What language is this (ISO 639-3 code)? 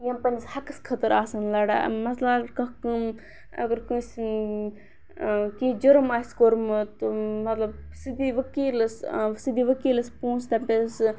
kas